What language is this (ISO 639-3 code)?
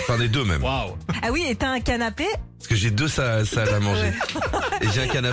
fra